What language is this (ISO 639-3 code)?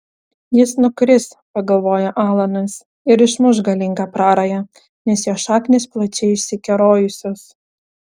lit